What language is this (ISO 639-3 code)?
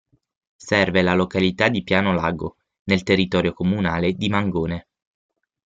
ita